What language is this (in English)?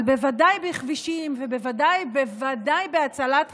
Hebrew